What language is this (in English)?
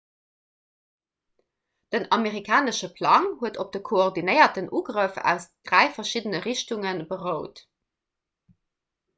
Luxembourgish